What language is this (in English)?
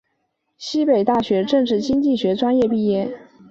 Chinese